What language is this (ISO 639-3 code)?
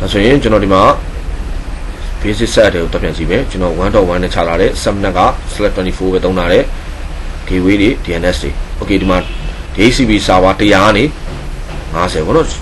kor